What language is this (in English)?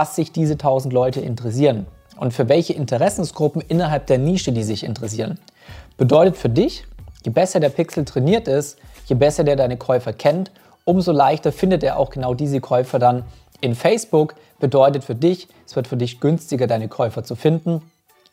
German